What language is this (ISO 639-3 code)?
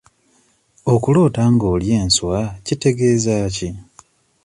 lug